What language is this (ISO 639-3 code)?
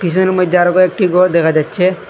ben